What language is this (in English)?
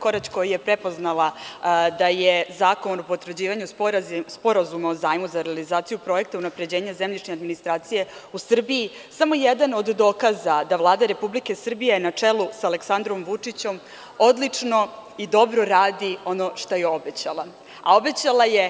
Serbian